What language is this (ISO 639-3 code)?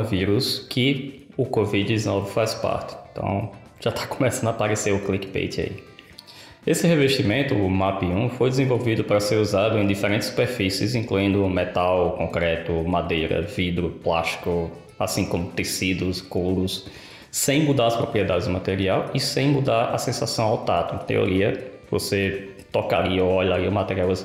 por